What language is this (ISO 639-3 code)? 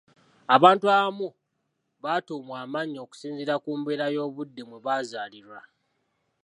lug